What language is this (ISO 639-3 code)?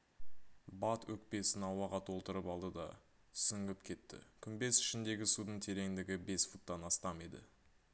kaz